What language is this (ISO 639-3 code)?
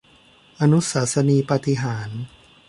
tha